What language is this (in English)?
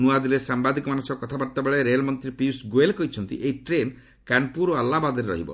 Odia